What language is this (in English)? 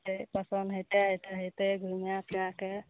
Maithili